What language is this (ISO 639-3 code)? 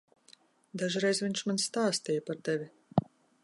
lav